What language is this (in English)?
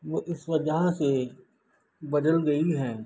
Urdu